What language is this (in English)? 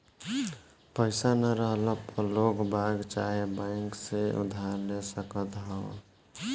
Bhojpuri